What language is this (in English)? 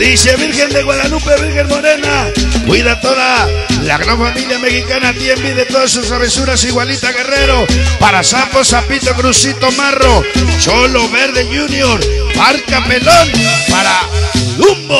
Spanish